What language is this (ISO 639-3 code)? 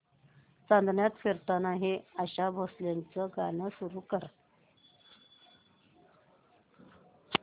mar